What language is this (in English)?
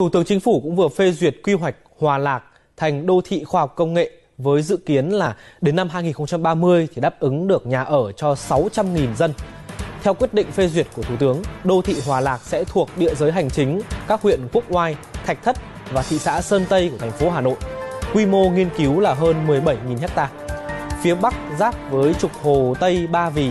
Vietnamese